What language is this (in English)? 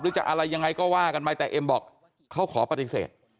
Thai